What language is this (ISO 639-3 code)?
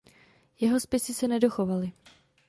ces